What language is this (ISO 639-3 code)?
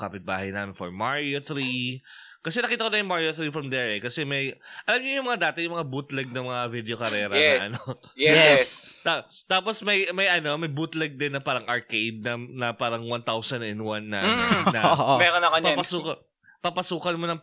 fil